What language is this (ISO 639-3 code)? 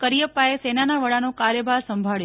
guj